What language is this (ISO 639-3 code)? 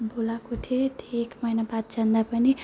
nep